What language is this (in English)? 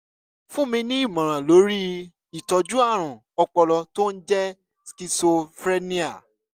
Yoruba